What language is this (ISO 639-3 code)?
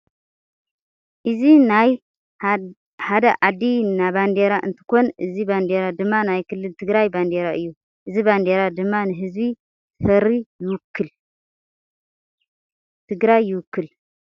tir